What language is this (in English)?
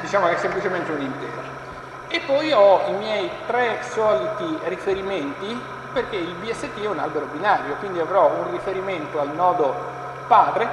Italian